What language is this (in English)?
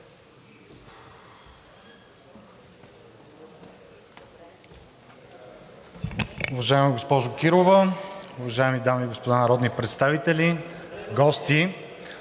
Bulgarian